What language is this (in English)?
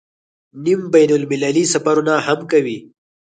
Pashto